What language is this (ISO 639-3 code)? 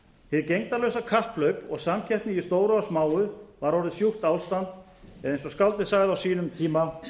isl